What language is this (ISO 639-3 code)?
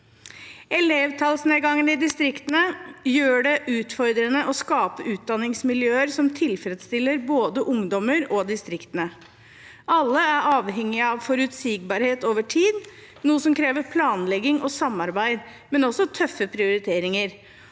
nor